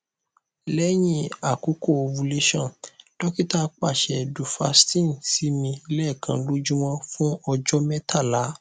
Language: Yoruba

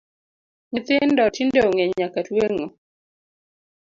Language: Luo (Kenya and Tanzania)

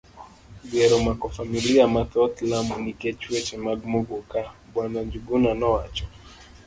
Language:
Luo (Kenya and Tanzania)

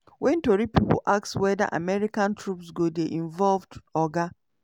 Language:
Nigerian Pidgin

